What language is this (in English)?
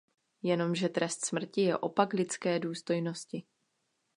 Czech